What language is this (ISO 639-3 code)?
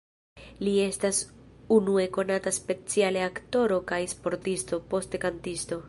epo